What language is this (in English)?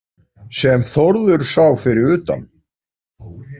Icelandic